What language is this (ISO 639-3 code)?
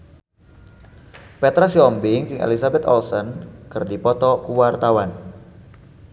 sun